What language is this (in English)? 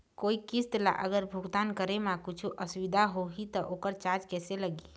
Chhattisgarhi